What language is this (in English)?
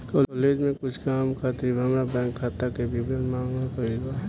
Bhojpuri